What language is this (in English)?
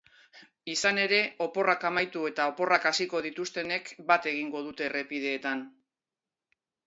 Basque